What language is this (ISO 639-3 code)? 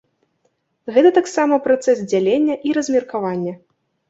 bel